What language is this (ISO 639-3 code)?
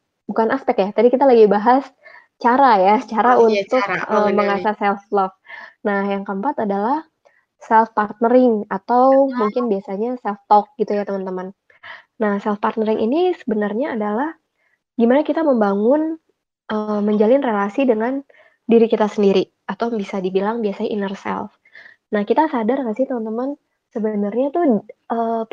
ind